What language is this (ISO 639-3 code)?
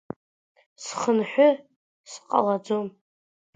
abk